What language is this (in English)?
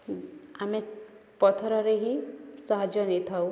Odia